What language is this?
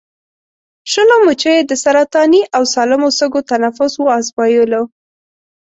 Pashto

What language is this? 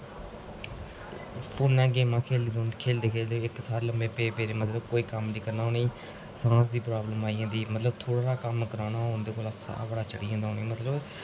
Dogri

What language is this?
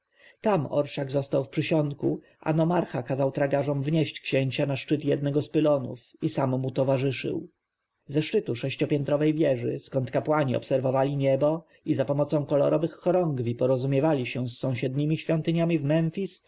Polish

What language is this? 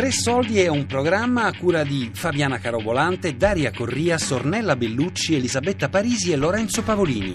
Italian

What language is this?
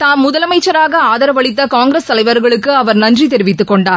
Tamil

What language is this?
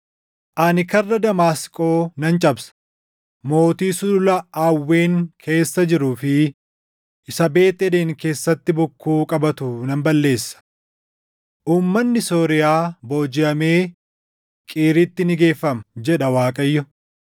Oromo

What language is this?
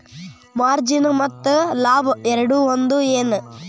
Kannada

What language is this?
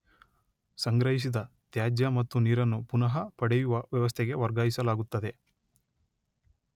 Kannada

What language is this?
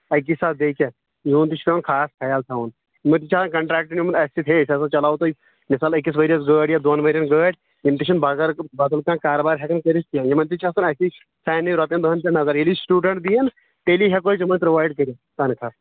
Kashmiri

